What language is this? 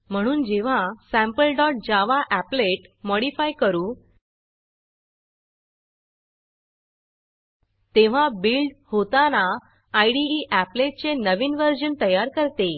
Marathi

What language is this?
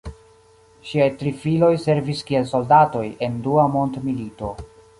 Esperanto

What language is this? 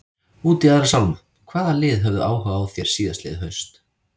Icelandic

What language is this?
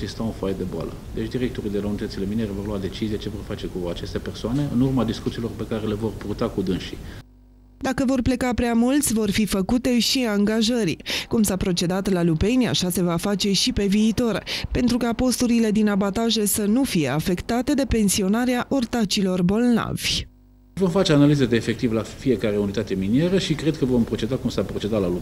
Romanian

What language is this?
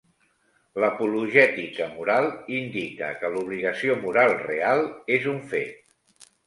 Catalan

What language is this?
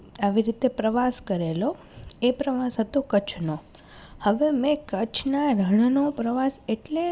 Gujarati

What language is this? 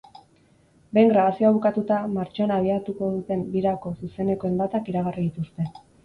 Basque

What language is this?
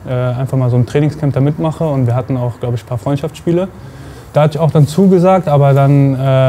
German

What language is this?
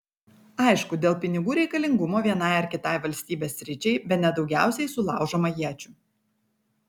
Lithuanian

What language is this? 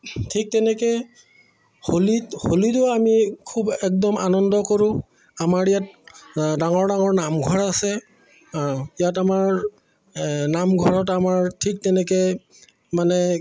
Assamese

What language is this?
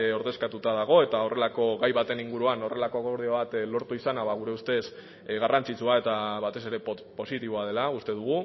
Basque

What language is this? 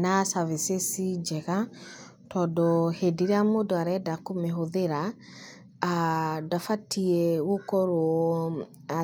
Kikuyu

